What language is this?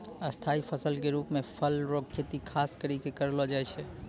Maithili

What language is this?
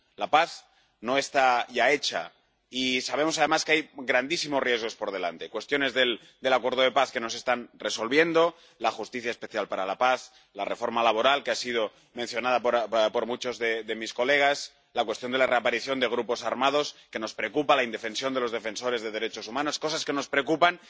Spanish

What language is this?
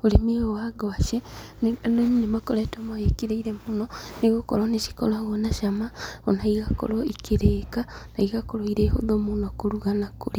Kikuyu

